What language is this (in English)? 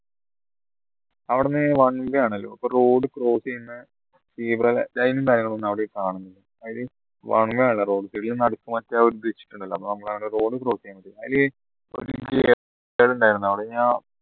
Malayalam